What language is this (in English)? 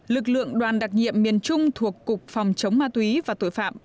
Vietnamese